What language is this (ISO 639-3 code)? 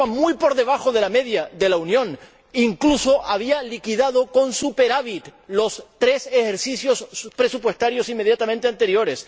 spa